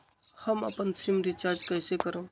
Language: Magahi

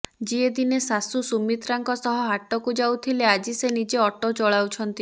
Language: Odia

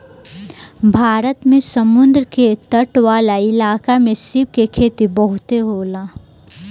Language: Bhojpuri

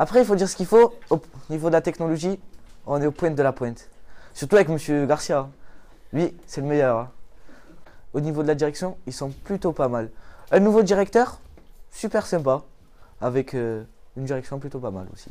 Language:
French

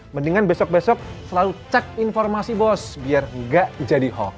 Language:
Indonesian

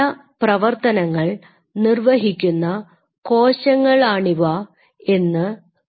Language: Malayalam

